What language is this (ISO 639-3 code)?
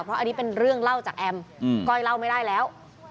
tha